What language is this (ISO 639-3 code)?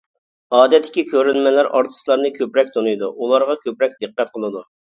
uig